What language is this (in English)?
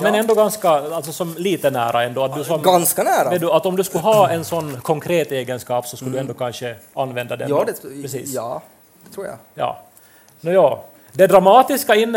Swedish